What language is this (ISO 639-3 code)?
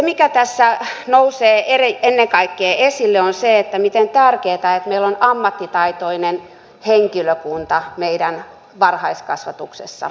fin